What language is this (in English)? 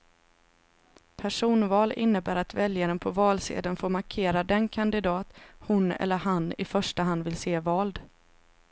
Swedish